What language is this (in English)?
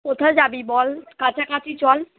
Bangla